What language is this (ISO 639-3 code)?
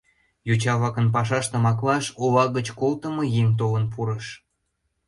chm